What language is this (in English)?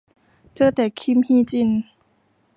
Thai